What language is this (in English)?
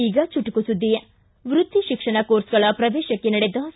Kannada